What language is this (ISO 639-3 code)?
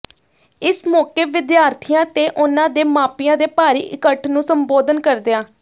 pan